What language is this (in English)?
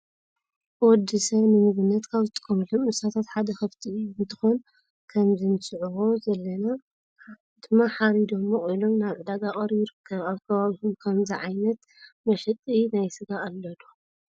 Tigrinya